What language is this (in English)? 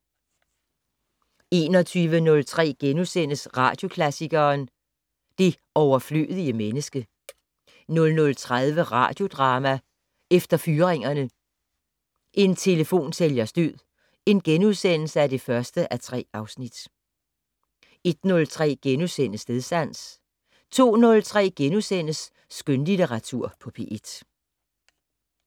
Danish